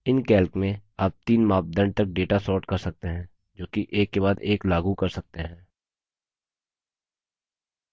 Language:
Hindi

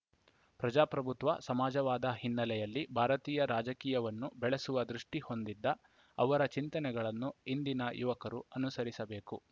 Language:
Kannada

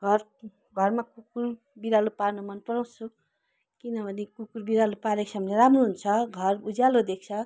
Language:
Nepali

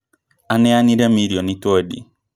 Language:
Kikuyu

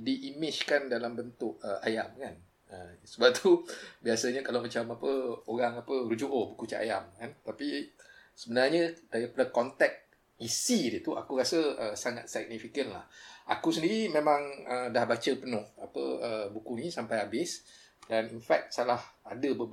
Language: Malay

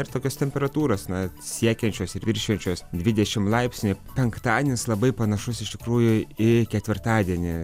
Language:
Lithuanian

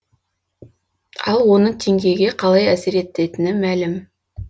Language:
Kazakh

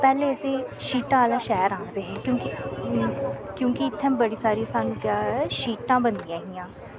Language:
Dogri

